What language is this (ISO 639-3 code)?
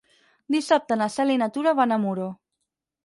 cat